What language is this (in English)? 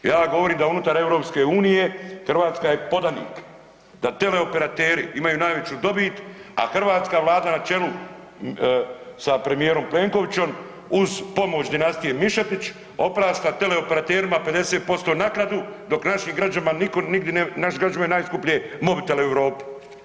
Croatian